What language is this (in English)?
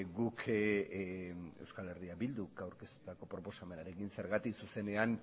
Basque